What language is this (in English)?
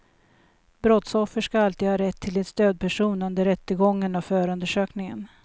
Swedish